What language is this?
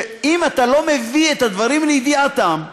Hebrew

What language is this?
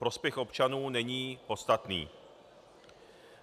Czech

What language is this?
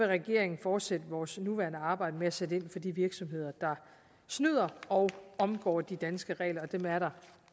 Danish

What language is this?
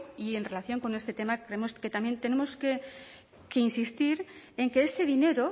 Spanish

